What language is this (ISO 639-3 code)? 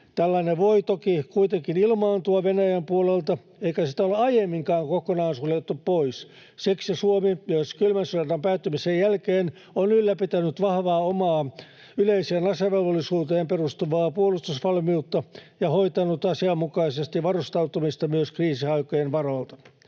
fin